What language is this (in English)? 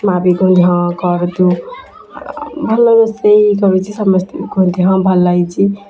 Odia